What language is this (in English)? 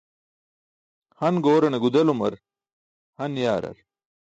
Burushaski